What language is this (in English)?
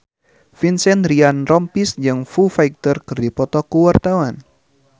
Sundanese